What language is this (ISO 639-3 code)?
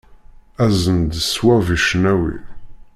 kab